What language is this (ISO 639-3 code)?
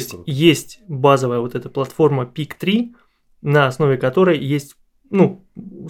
rus